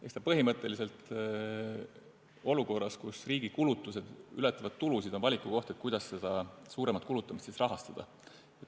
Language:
Estonian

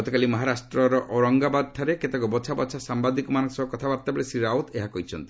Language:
Odia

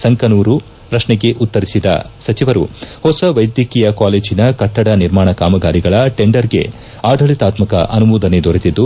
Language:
Kannada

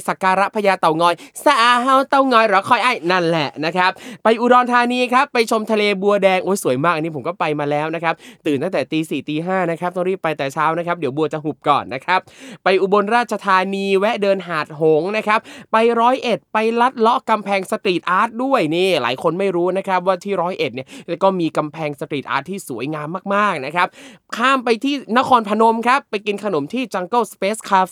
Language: Thai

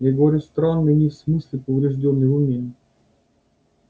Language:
Russian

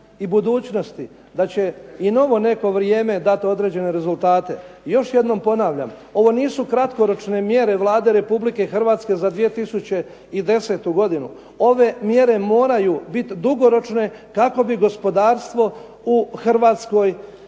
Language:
Croatian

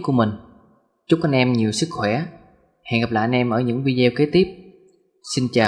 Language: Vietnamese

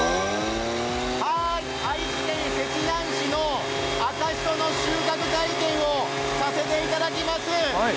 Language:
Japanese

